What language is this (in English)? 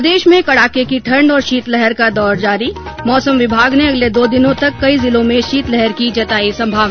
Hindi